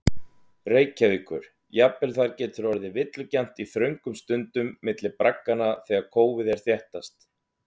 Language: Icelandic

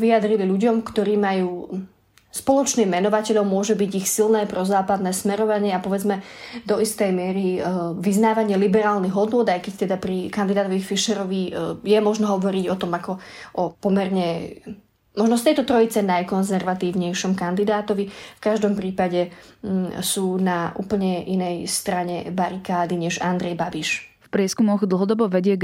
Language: Slovak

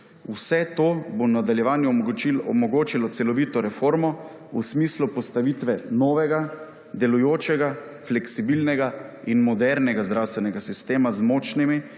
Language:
Slovenian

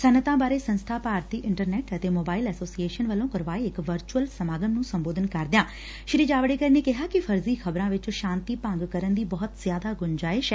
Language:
Punjabi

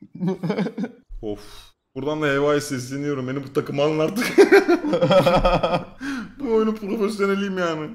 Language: Turkish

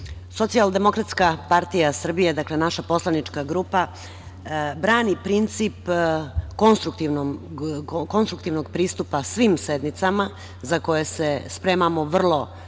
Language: Serbian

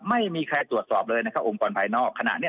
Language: Thai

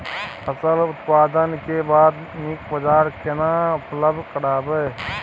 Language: Maithili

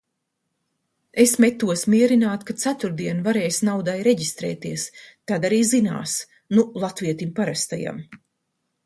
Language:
Latvian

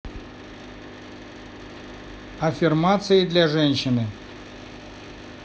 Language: Russian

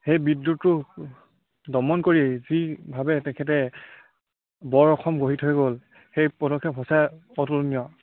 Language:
Assamese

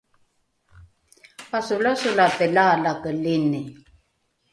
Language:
Rukai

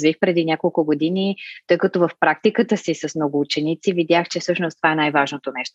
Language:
Bulgarian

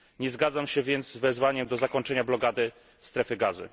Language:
Polish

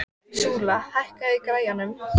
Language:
Icelandic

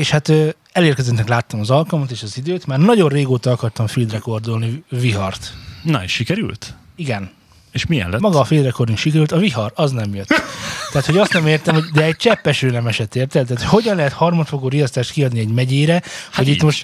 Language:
Hungarian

